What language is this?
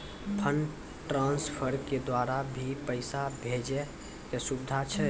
Maithili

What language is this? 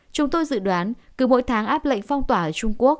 Vietnamese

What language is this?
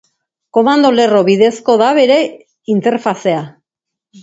Basque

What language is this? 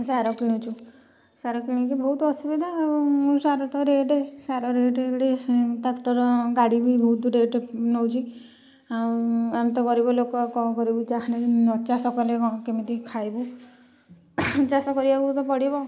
Odia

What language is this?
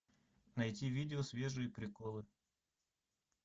Russian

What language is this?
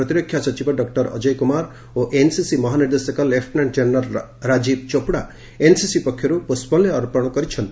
Odia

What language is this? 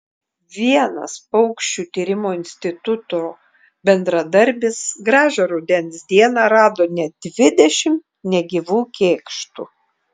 Lithuanian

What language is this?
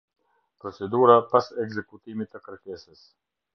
Albanian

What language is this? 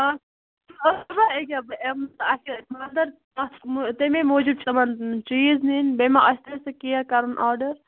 Kashmiri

